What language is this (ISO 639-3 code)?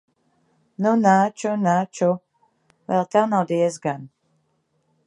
lav